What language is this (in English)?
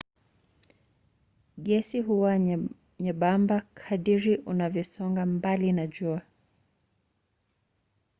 Swahili